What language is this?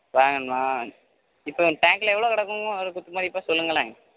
Tamil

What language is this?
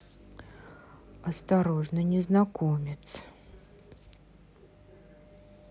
Russian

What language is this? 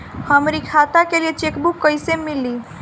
Bhojpuri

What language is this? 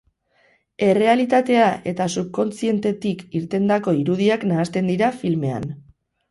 Basque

